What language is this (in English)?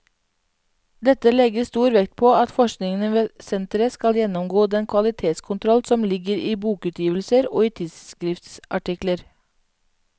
Norwegian